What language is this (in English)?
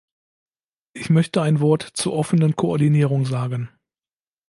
German